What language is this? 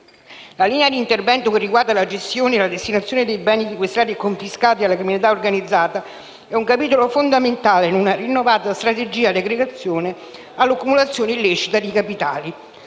Italian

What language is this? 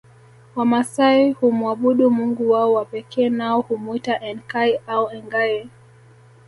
Swahili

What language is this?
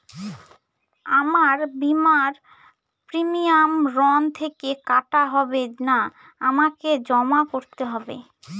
Bangla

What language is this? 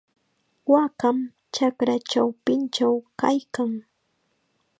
Chiquián Ancash Quechua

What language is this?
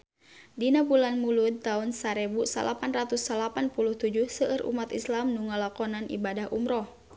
Sundanese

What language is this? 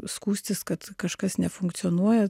Lithuanian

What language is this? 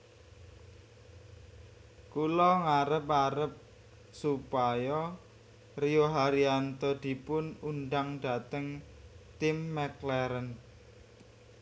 Javanese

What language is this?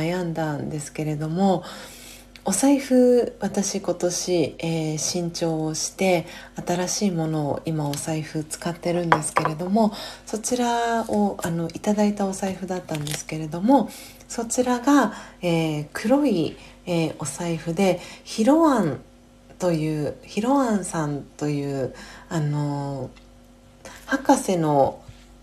Japanese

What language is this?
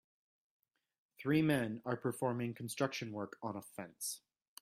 English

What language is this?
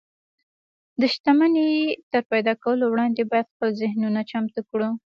Pashto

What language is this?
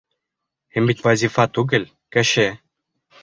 Bashkir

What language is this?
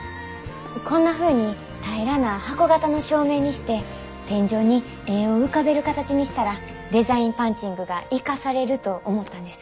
Japanese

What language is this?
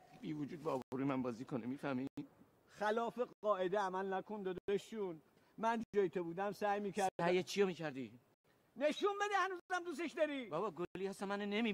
Persian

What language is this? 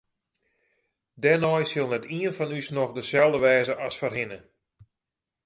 Western Frisian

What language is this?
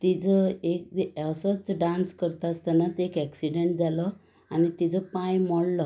Konkani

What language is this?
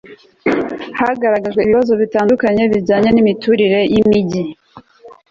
Kinyarwanda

